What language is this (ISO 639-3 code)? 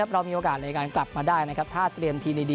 tha